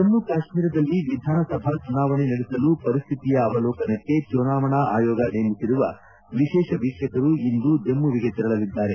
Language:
Kannada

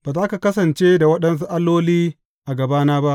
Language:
Hausa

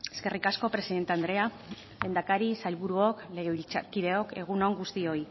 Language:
Basque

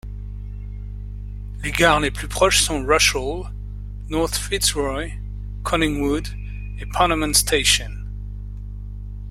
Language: French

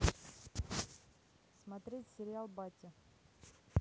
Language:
Russian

